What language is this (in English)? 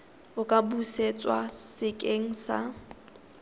Tswana